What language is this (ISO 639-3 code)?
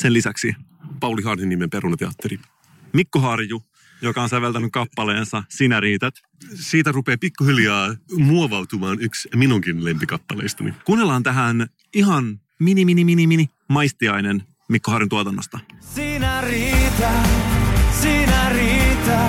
fin